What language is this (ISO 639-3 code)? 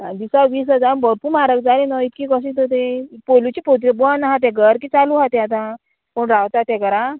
kok